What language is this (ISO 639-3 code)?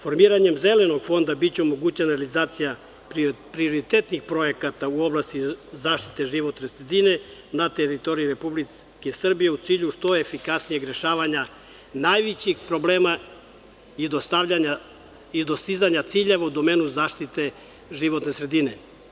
srp